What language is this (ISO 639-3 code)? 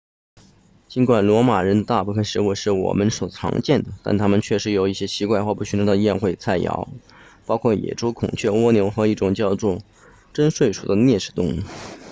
zho